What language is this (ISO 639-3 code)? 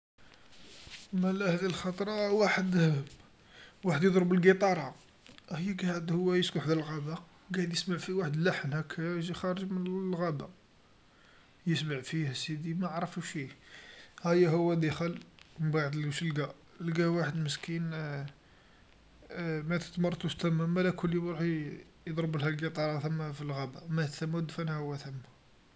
arq